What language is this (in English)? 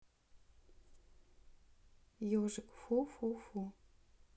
Russian